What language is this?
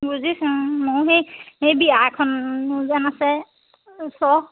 Assamese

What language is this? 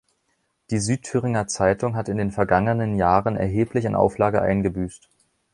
German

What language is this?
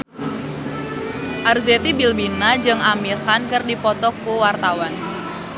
Sundanese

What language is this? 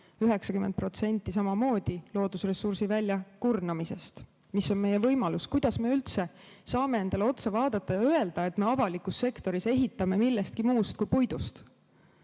Estonian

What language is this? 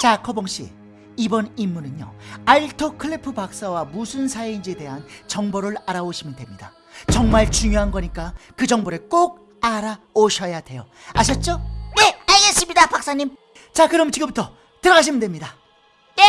Korean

